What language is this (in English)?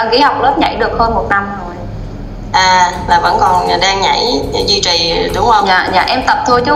Vietnamese